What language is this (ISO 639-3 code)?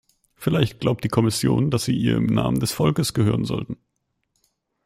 deu